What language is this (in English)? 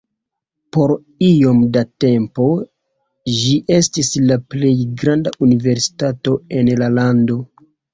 Esperanto